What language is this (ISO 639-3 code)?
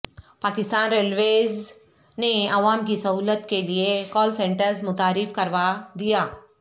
urd